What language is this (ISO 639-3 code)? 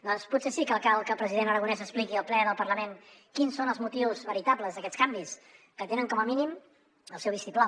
cat